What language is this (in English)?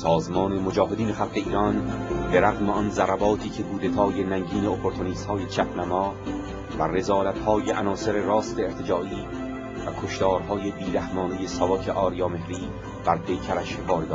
Persian